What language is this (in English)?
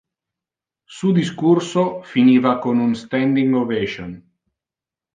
Interlingua